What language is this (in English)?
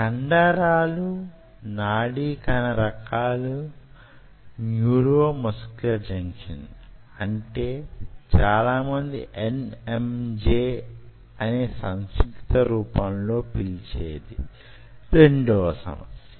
Telugu